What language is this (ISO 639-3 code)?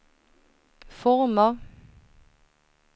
swe